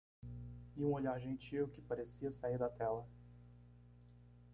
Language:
Portuguese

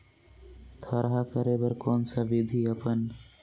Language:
Chhattisgarhi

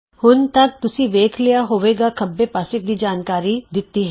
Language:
Punjabi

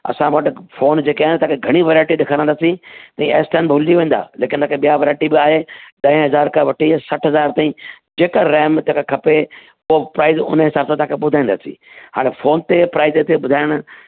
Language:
Sindhi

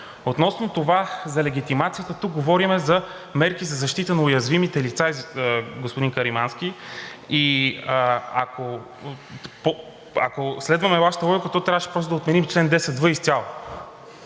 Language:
Bulgarian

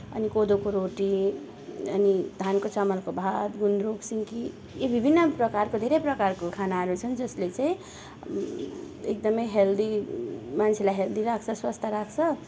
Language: Nepali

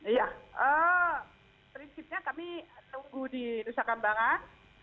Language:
Indonesian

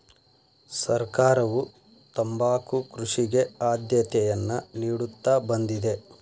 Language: Kannada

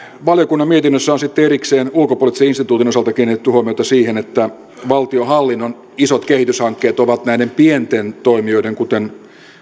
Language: Finnish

